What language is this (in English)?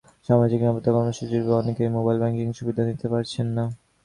Bangla